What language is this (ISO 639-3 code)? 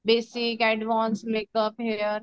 mar